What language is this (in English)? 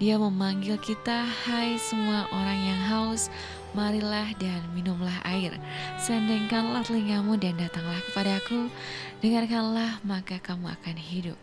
Indonesian